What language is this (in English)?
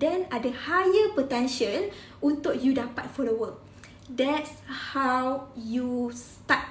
Malay